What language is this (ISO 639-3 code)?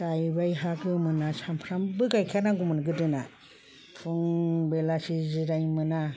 brx